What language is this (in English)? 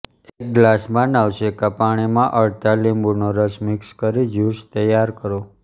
Gujarati